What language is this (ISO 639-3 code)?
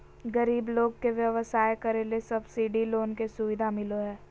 mag